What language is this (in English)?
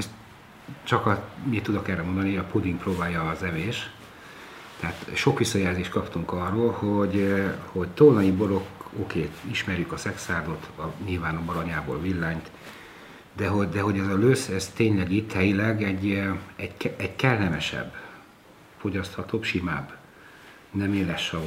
Hungarian